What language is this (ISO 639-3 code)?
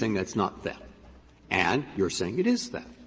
eng